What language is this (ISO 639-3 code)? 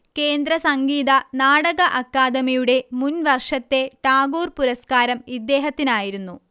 mal